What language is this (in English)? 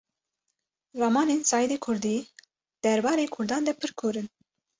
Kurdish